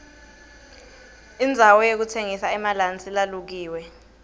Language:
Swati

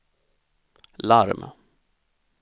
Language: Swedish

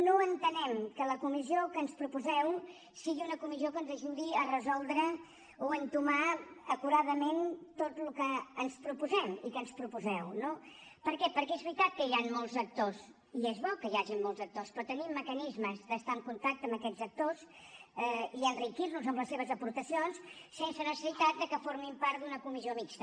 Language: Catalan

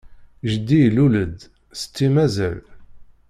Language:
Kabyle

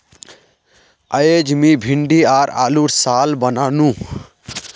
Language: Magahi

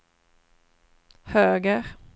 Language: Swedish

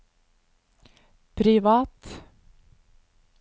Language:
Norwegian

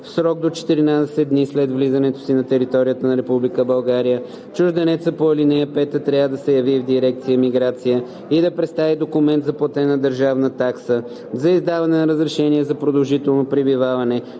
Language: Bulgarian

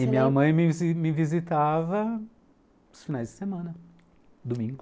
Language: Portuguese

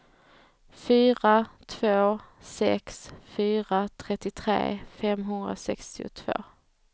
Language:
Swedish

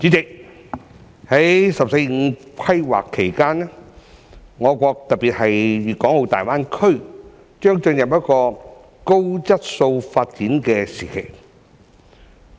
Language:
Cantonese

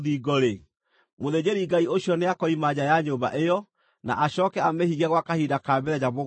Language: Kikuyu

